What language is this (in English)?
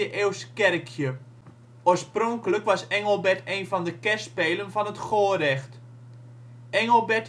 Dutch